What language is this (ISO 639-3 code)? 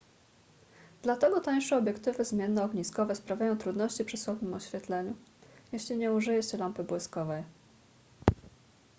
pol